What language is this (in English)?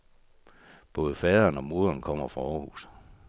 Danish